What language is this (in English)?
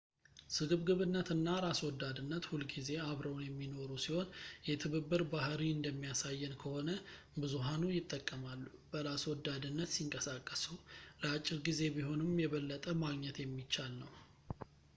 Amharic